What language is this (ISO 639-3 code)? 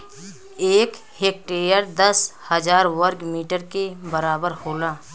bho